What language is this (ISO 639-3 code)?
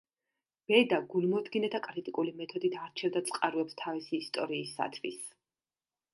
kat